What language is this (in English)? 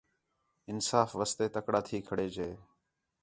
Khetrani